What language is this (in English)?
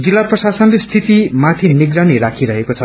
Nepali